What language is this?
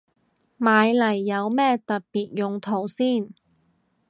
Cantonese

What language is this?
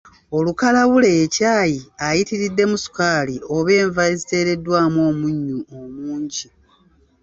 Ganda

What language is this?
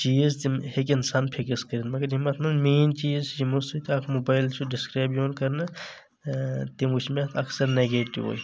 Kashmiri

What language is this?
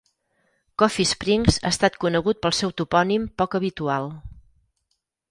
Catalan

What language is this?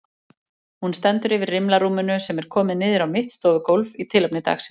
Icelandic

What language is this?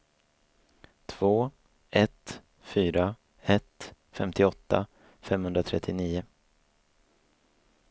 Swedish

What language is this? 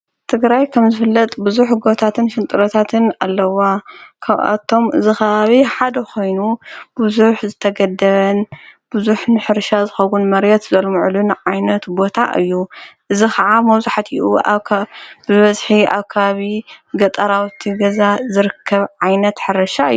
Tigrinya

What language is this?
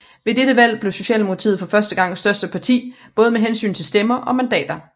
Danish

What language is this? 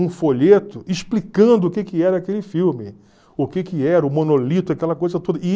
Portuguese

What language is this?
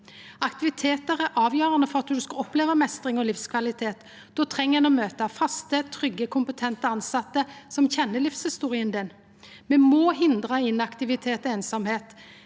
Norwegian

